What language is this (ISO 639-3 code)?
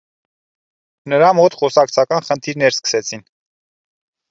hye